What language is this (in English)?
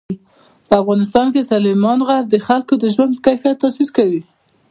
Pashto